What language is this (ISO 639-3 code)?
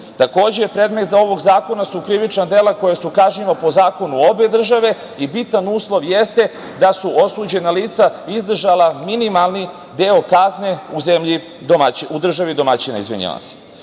srp